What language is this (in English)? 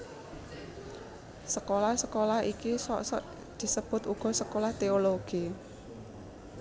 Javanese